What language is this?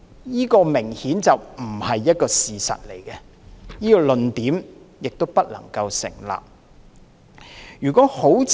Cantonese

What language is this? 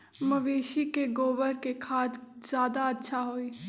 Magahi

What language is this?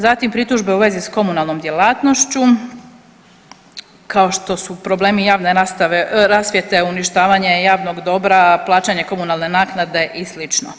Croatian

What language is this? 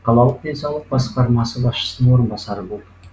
Kazakh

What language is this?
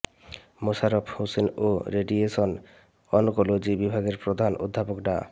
Bangla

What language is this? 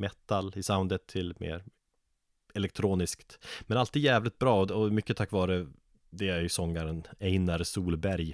Swedish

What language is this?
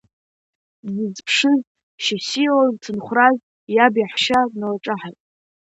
Abkhazian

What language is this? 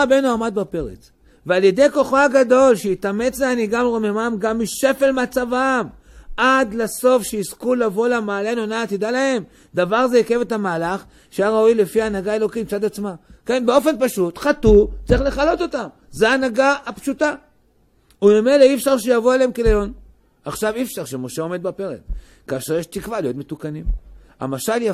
Hebrew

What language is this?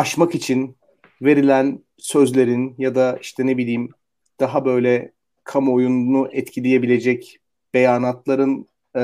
Turkish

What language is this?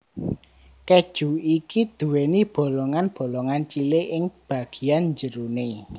Javanese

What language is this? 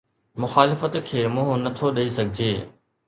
Sindhi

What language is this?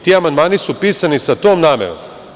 Serbian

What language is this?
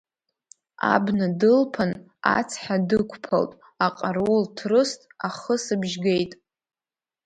Abkhazian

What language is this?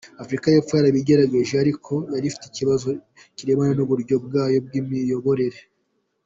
Kinyarwanda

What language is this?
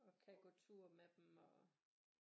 Danish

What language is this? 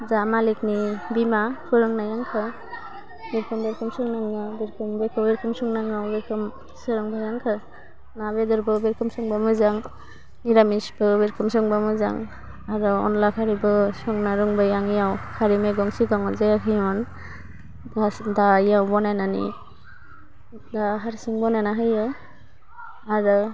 Bodo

